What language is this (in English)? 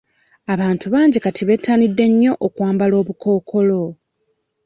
Ganda